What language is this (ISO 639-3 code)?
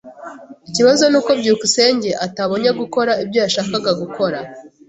kin